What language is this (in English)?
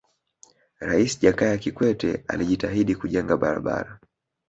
Swahili